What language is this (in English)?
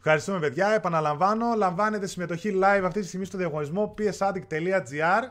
Greek